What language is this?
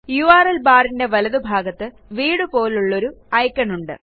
Malayalam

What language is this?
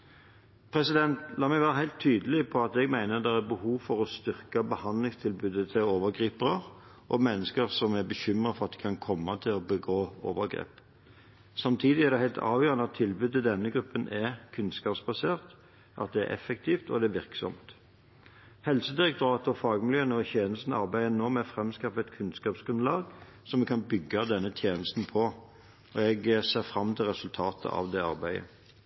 Norwegian Bokmål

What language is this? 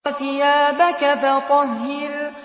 Arabic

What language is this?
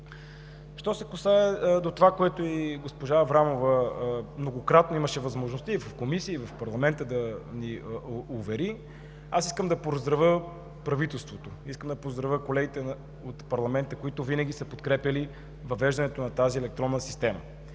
Bulgarian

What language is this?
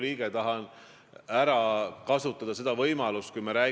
Estonian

